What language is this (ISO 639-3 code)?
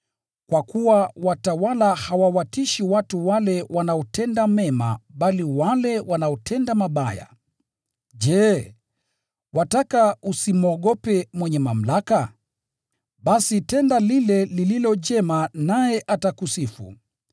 swa